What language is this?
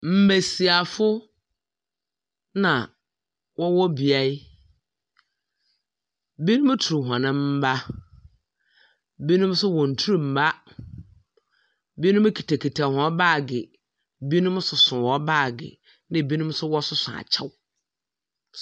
Akan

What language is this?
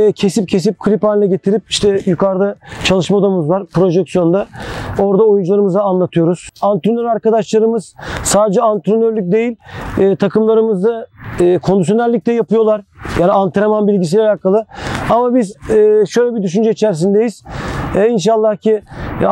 Turkish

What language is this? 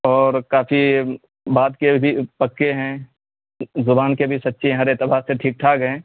Urdu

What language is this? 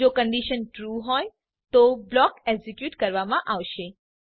Gujarati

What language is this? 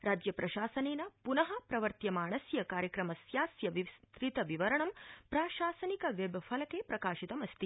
Sanskrit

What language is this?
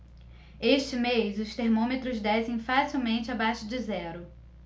Portuguese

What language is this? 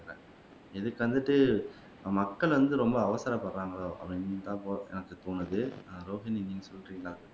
Tamil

